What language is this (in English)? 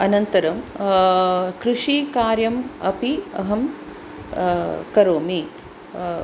Sanskrit